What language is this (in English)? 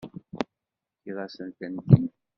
Kabyle